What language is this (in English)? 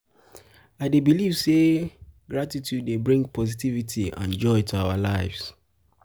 Nigerian Pidgin